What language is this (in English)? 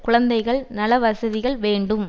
Tamil